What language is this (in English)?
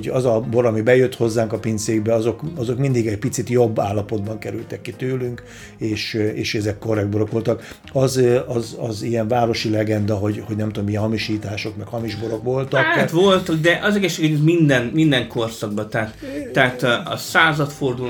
Hungarian